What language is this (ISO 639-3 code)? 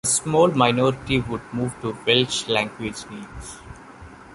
eng